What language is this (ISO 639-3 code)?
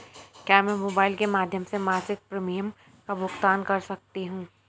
hin